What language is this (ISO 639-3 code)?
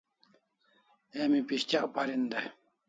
kls